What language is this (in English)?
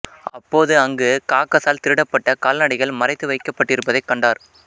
Tamil